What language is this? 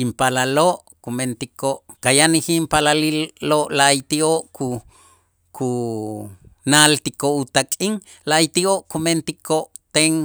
Itzá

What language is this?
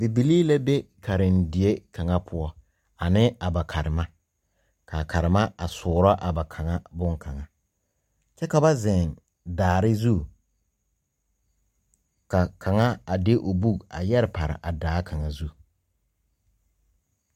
Southern Dagaare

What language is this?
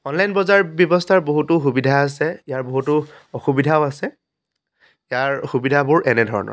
Assamese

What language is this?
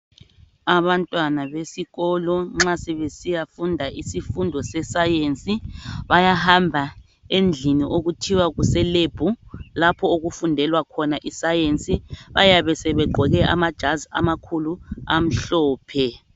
North Ndebele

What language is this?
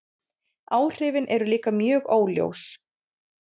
Icelandic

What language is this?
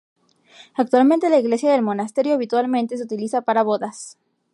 Spanish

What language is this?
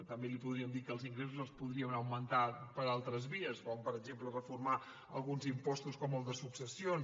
Catalan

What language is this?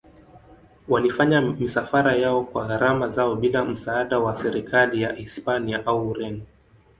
Swahili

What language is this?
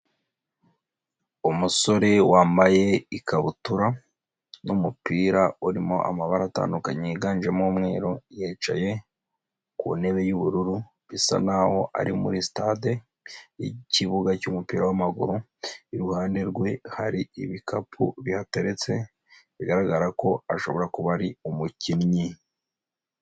Kinyarwanda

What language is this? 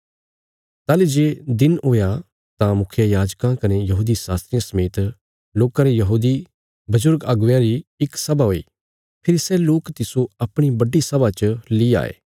Bilaspuri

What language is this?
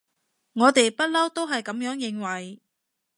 Cantonese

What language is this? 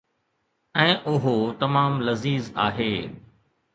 Sindhi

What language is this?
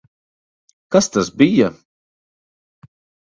Latvian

